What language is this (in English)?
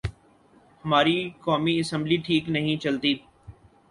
Urdu